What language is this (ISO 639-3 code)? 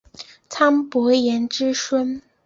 zho